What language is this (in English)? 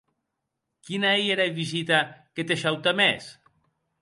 Occitan